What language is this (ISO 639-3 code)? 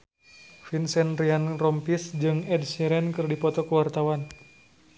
sun